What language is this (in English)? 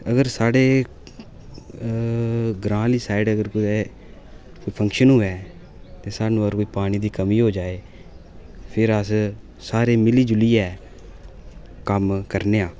Dogri